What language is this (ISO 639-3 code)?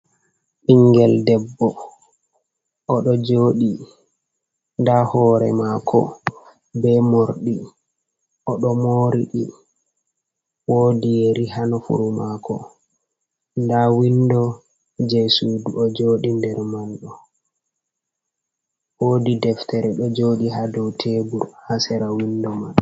ful